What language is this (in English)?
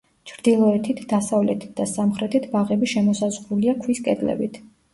Georgian